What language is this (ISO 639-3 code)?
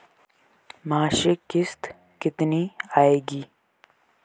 hin